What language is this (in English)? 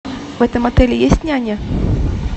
Russian